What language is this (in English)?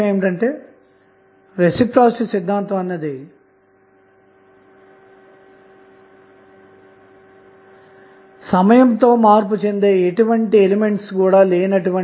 Telugu